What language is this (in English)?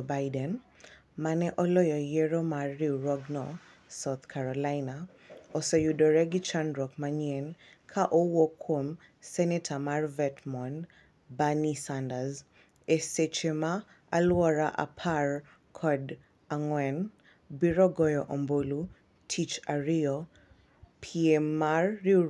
Luo (Kenya and Tanzania)